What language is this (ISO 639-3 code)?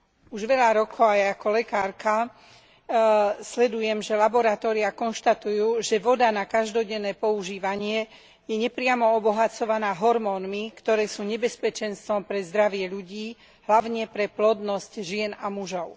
slk